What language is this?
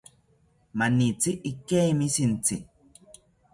South Ucayali Ashéninka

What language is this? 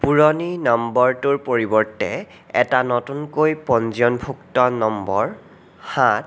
Assamese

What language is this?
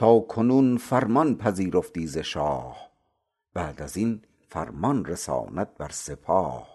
Persian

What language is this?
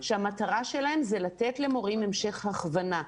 Hebrew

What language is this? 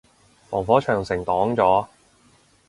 Cantonese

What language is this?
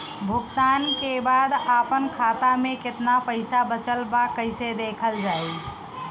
Bhojpuri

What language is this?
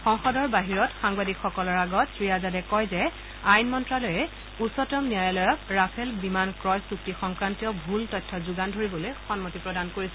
Assamese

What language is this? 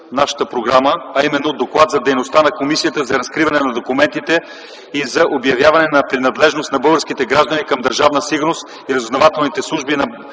Bulgarian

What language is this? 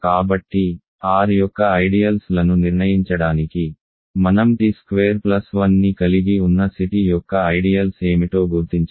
Telugu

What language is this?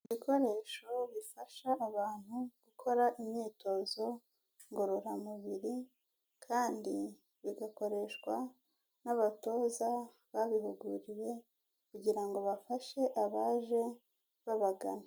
Kinyarwanda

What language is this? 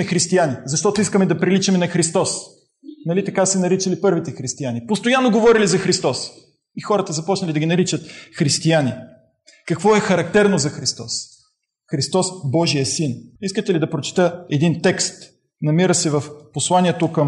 Bulgarian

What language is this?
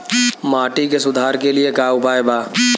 Bhojpuri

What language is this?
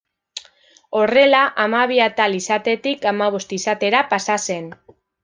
Basque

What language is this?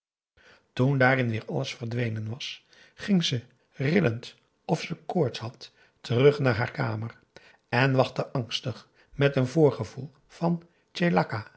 Dutch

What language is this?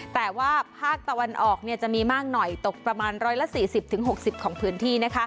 Thai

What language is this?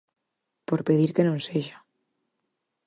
Galician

